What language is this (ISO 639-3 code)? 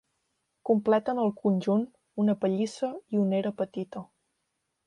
cat